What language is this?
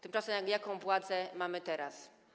Polish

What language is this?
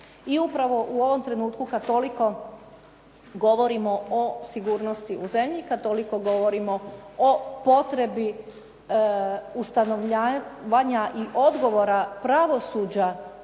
Croatian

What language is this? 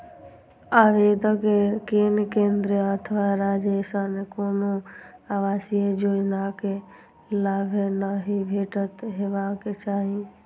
Maithili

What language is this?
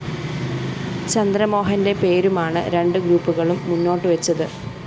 Malayalam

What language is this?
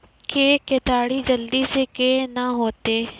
Maithili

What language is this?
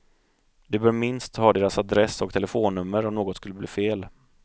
Swedish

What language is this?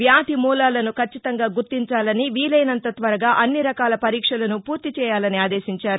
Telugu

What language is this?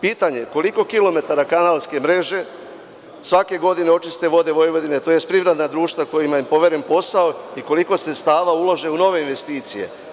Serbian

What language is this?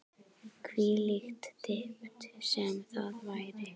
Icelandic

